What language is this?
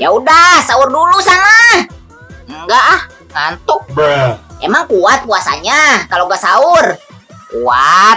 Indonesian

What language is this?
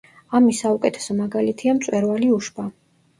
Georgian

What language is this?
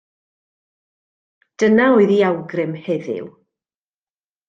Welsh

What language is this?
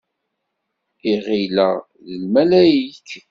Kabyle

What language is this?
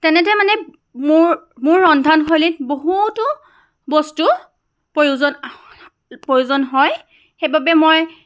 Assamese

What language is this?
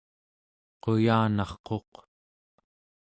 Central Yupik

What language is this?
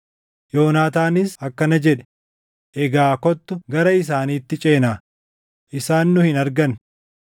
Oromo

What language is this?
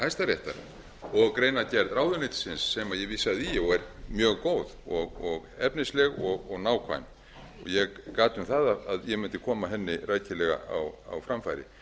Icelandic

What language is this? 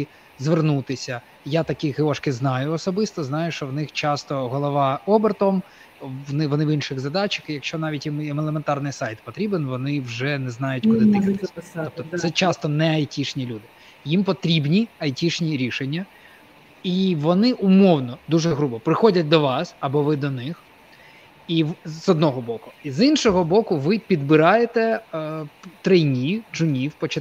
Ukrainian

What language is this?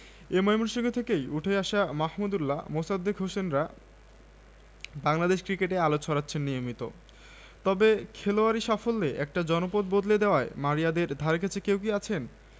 Bangla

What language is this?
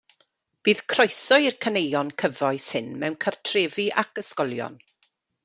Welsh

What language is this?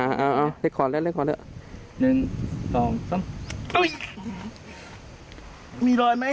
Thai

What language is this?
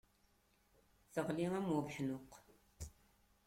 Kabyle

